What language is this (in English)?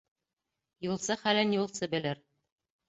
Bashkir